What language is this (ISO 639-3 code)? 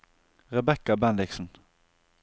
nor